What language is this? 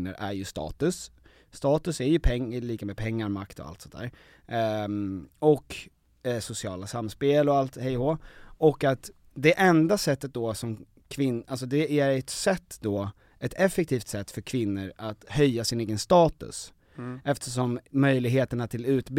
Swedish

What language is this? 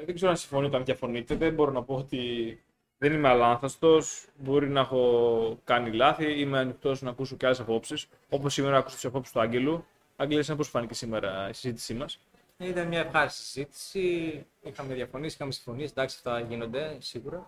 Greek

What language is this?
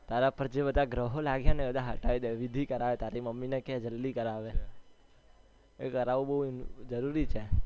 Gujarati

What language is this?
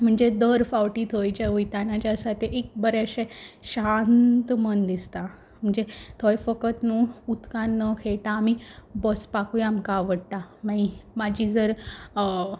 Konkani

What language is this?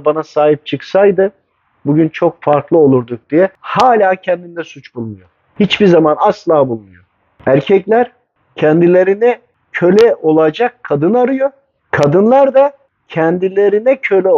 Turkish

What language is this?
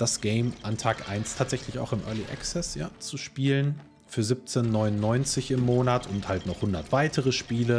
German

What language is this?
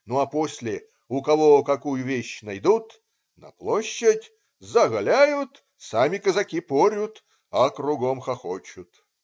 Russian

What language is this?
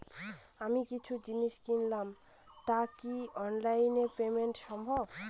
Bangla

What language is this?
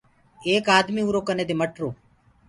Gurgula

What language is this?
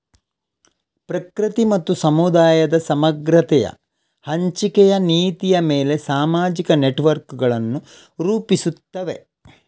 Kannada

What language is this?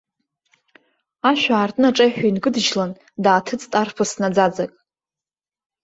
Abkhazian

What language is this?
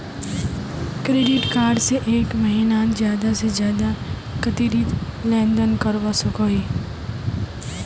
Magahi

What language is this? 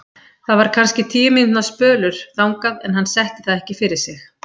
Icelandic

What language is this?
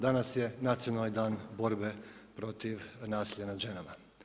Croatian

